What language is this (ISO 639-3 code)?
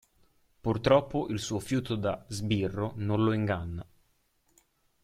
ita